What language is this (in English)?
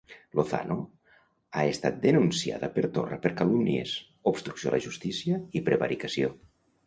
Catalan